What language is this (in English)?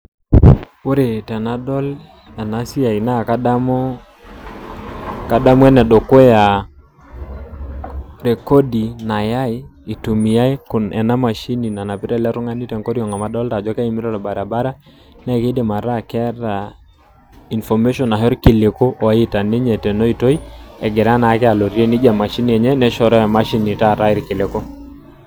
Masai